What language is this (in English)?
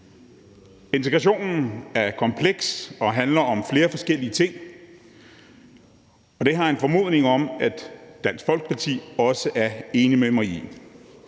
Danish